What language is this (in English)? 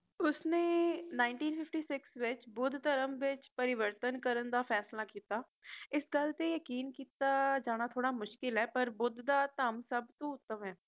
Punjabi